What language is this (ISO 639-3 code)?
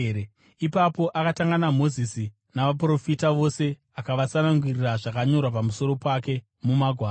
sna